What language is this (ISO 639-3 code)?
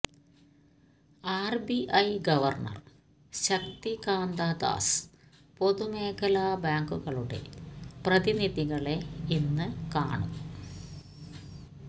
mal